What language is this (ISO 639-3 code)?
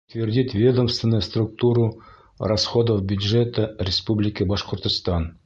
bak